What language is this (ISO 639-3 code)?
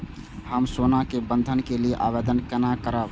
mai